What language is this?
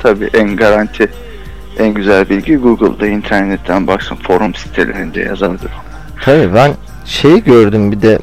Turkish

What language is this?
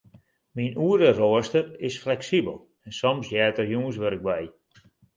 Western Frisian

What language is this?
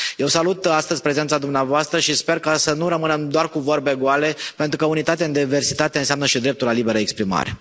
Romanian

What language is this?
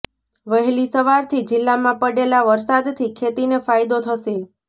Gujarati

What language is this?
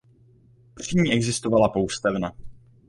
Czech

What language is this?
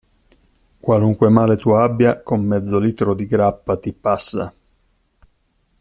Italian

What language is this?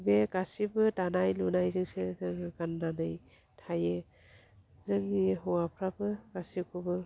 Bodo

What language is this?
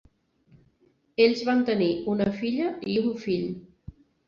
Catalan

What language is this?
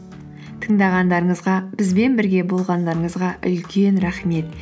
Kazakh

